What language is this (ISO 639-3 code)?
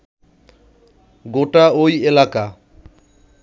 ben